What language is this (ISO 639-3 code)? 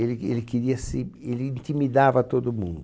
por